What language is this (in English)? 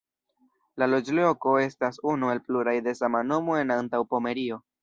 Esperanto